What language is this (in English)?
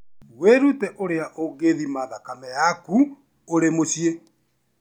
Kikuyu